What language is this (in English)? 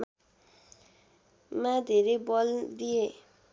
Nepali